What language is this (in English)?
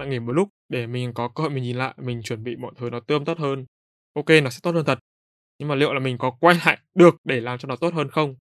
Vietnamese